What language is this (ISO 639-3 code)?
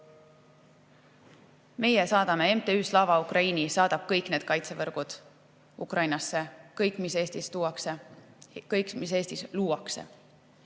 est